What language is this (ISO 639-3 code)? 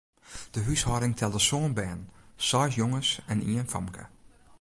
fry